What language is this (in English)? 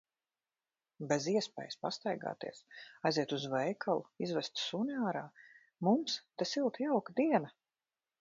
Latvian